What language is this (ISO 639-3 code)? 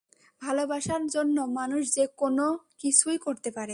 ben